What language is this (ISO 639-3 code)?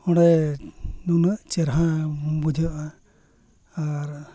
sat